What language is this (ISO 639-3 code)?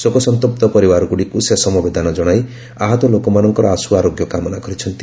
ori